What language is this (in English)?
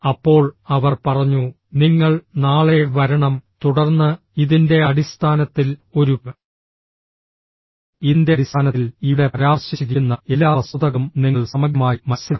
Malayalam